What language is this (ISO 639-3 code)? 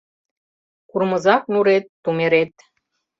chm